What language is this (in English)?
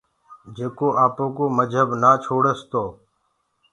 Gurgula